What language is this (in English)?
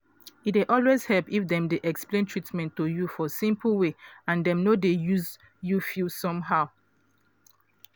Nigerian Pidgin